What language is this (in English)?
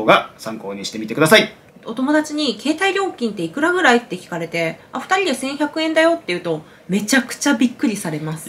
Japanese